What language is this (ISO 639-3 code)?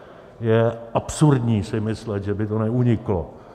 ces